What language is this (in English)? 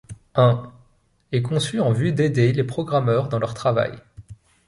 French